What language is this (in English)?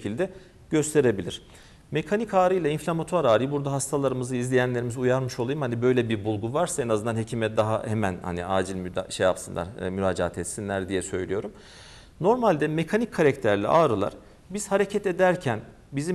Turkish